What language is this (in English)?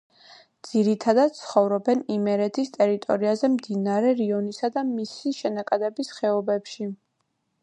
Georgian